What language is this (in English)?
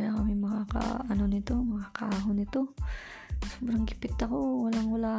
Filipino